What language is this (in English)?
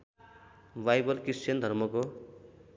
Nepali